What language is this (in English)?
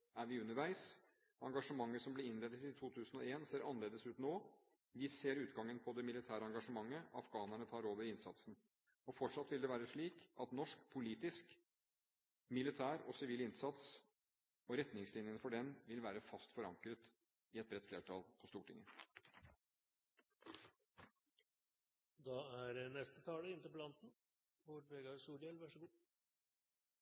Norwegian Bokmål